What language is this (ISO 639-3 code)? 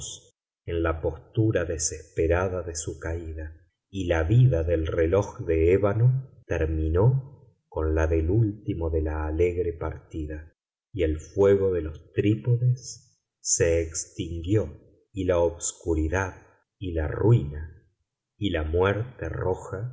spa